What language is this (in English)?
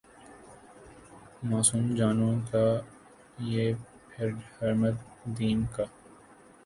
Urdu